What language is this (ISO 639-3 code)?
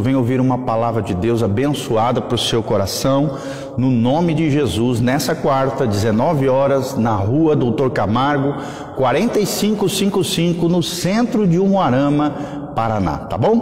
por